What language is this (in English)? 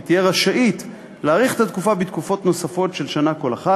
Hebrew